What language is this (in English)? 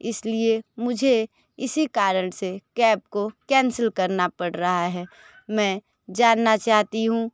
Hindi